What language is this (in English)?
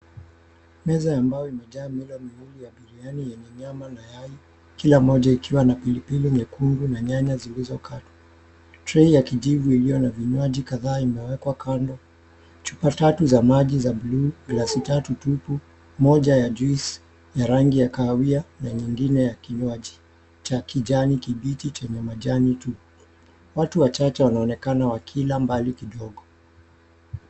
Swahili